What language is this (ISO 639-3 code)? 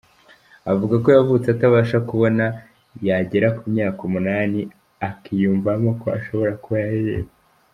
kin